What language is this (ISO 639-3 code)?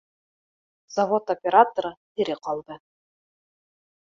bak